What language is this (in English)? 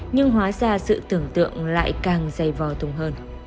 Vietnamese